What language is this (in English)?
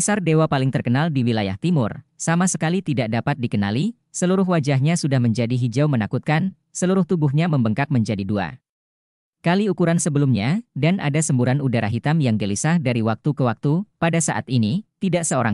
Indonesian